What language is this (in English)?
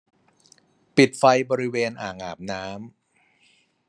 Thai